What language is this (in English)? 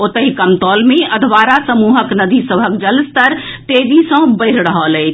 Maithili